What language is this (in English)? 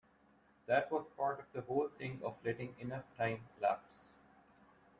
English